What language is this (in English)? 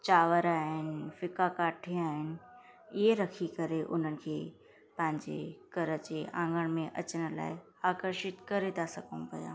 Sindhi